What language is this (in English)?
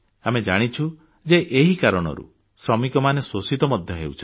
Odia